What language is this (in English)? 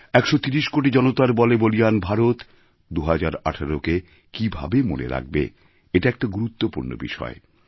Bangla